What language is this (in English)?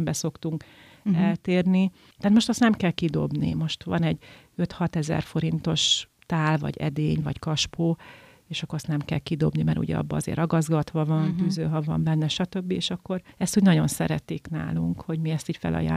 Hungarian